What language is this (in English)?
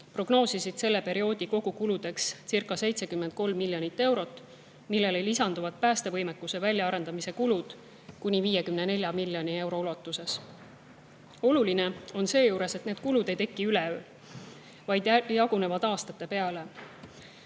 Estonian